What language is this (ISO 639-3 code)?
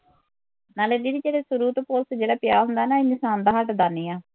pan